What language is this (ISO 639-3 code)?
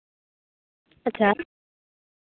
sat